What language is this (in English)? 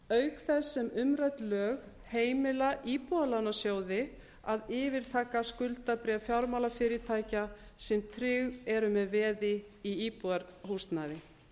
Icelandic